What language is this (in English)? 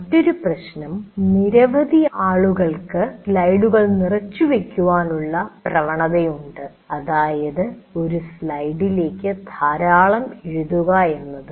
Malayalam